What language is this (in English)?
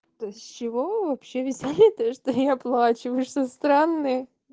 Russian